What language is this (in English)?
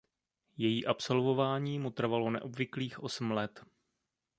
Czech